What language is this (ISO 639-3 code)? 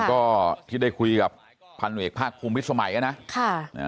tha